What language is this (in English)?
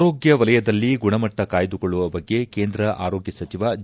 Kannada